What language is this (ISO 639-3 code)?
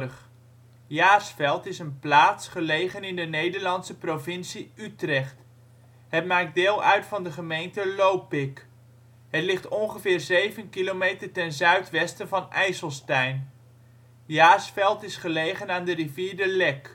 nld